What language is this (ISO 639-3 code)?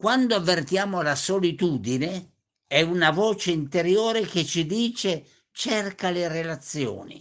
ita